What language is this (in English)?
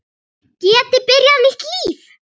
Icelandic